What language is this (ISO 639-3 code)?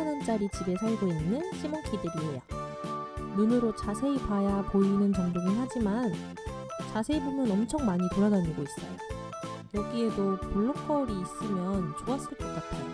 kor